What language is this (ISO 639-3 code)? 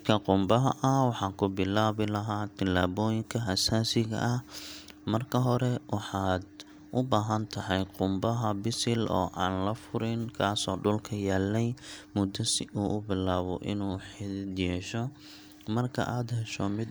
som